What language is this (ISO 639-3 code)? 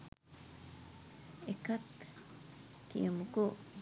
sin